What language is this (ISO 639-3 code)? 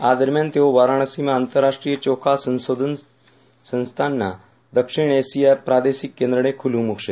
guj